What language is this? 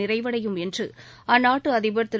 Tamil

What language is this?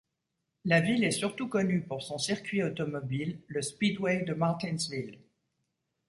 French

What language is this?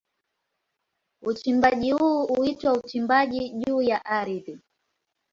Swahili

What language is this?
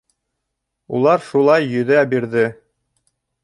Bashkir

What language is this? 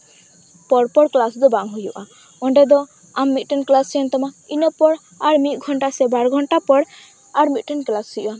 Santali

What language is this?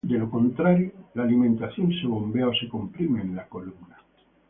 Spanish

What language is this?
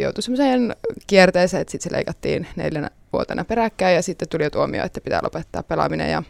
Finnish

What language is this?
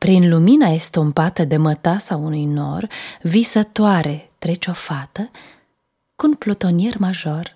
Romanian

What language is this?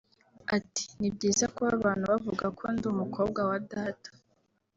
Kinyarwanda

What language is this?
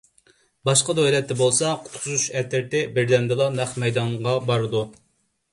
Uyghur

